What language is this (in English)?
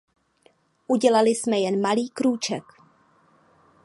Czech